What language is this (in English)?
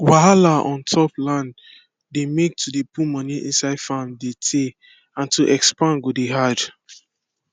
Nigerian Pidgin